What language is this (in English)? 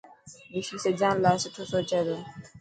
Dhatki